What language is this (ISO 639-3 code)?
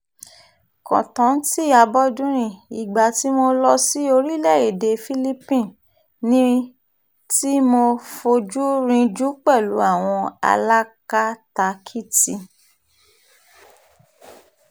yor